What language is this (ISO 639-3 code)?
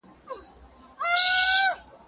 pus